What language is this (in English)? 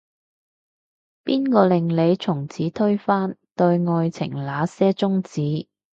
Cantonese